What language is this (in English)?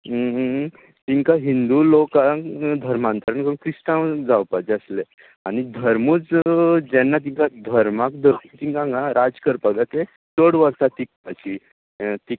Konkani